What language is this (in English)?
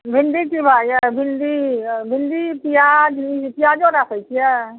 Maithili